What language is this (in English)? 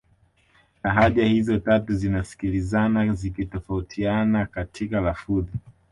Swahili